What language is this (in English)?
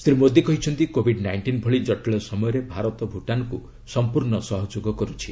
Odia